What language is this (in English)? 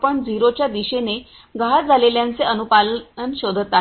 Marathi